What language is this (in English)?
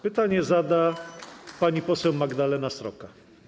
Polish